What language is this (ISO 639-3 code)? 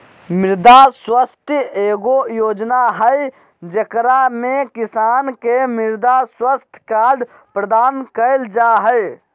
mag